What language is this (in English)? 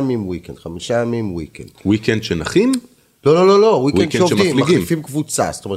Hebrew